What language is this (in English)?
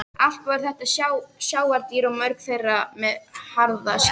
Icelandic